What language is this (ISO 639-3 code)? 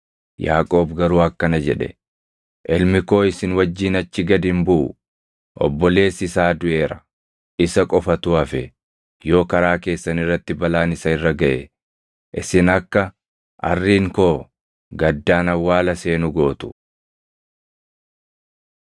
orm